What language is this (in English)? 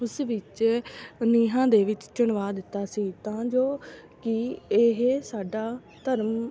Punjabi